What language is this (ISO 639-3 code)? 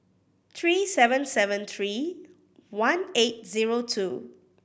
eng